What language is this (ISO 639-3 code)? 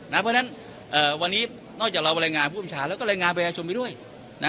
tha